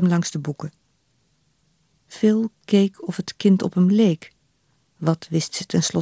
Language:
Dutch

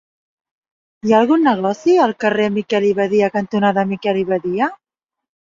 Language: Catalan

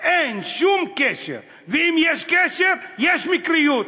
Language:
Hebrew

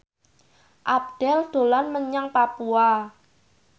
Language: Javanese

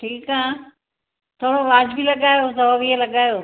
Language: Sindhi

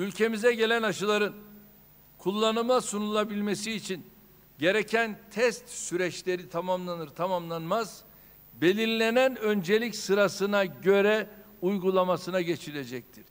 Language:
Turkish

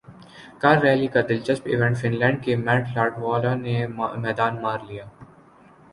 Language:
Urdu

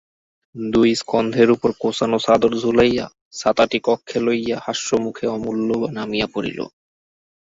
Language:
Bangla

